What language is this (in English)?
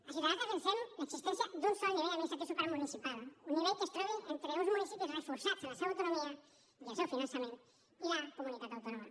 Catalan